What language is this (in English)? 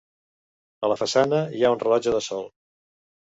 Catalan